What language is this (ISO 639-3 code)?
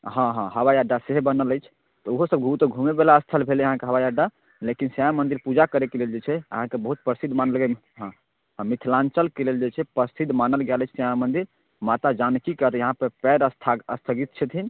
mai